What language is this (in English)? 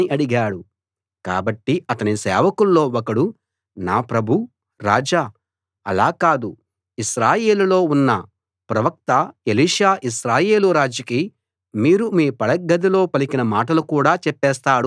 Telugu